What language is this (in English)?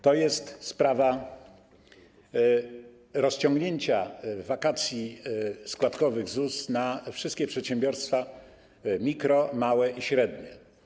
Polish